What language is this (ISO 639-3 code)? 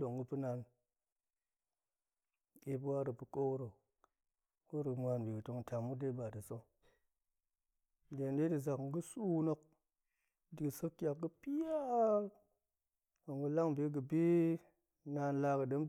ank